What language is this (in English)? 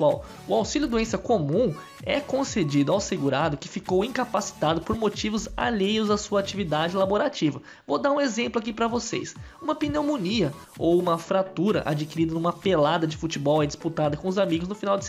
Portuguese